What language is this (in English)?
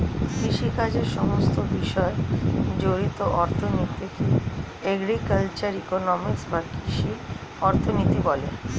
Bangla